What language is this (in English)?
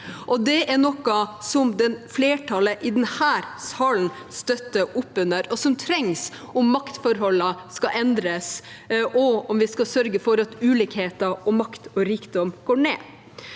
Norwegian